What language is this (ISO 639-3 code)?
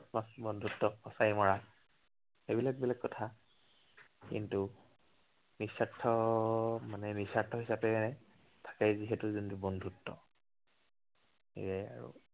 asm